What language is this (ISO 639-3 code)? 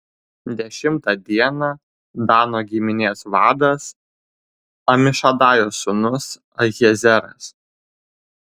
lit